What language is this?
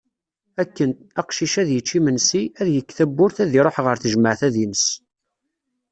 Kabyle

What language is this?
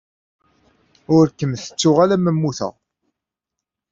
Kabyle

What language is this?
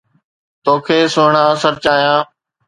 Sindhi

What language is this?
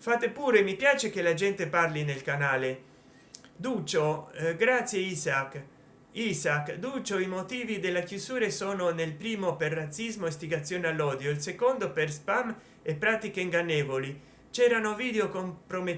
Italian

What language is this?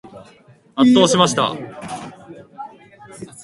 Japanese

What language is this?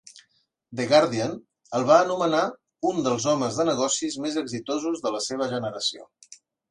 Catalan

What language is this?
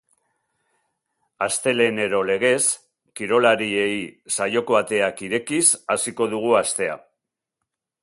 Basque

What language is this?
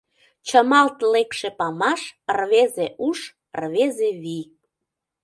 Mari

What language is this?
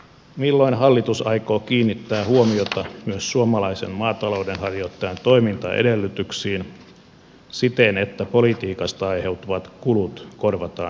Finnish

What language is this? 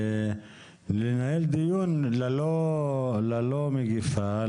Hebrew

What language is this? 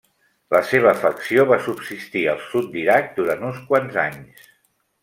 Catalan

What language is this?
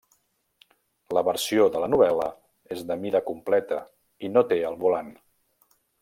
Catalan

